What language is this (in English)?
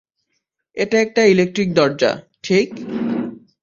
Bangla